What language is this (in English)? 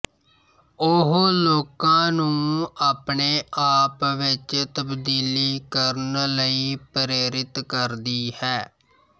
Punjabi